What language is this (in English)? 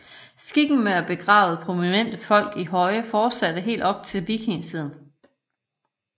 Danish